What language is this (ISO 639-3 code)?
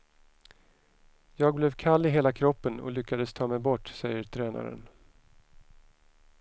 swe